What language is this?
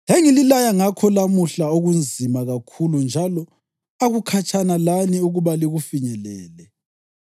North Ndebele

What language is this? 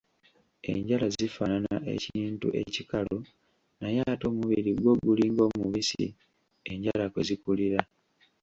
Ganda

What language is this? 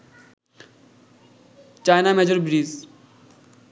Bangla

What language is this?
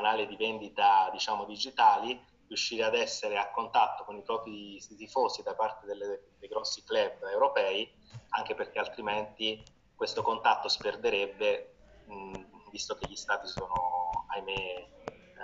Italian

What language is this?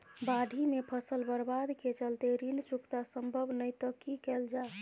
Maithili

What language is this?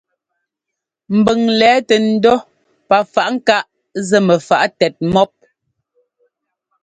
Ngomba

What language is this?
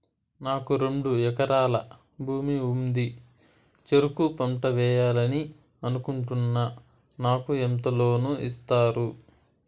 Telugu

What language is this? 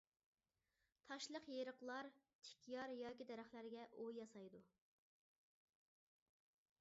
Uyghur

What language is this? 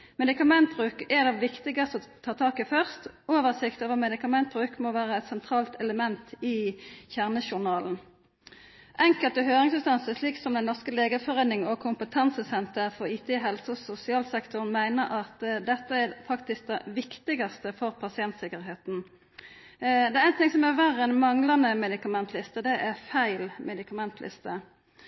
Norwegian Nynorsk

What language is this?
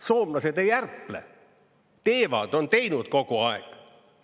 Estonian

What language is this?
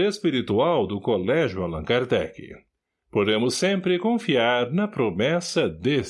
Portuguese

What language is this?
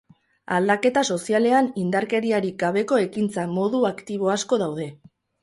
Basque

